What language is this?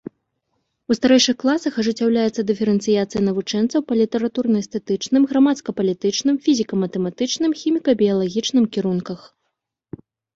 Belarusian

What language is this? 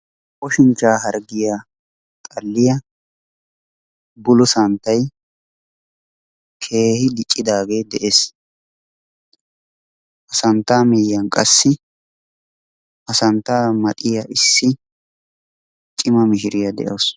Wolaytta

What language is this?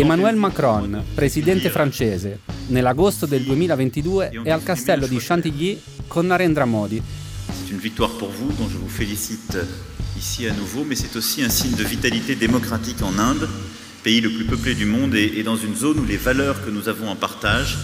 Italian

